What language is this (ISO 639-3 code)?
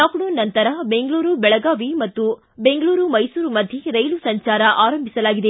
kan